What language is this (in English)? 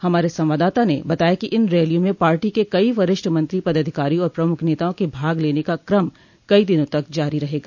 Hindi